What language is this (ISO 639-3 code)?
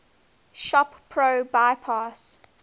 eng